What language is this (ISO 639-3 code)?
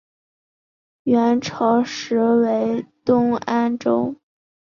zho